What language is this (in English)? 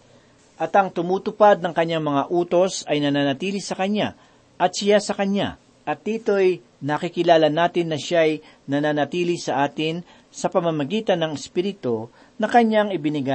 Filipino